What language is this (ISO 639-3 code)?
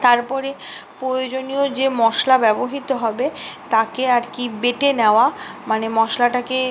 ben